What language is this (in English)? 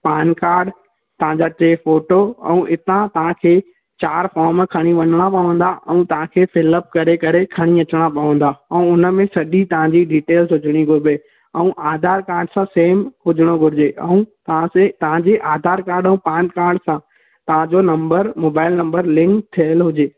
Sindhi